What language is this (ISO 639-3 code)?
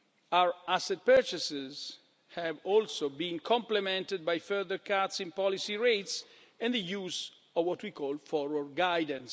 eng